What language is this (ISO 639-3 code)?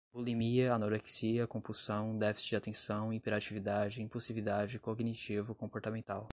por